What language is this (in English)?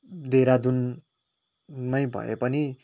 Nepali